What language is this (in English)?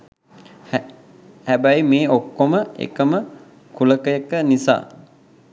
Sinhala